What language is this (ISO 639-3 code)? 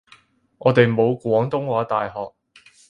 yue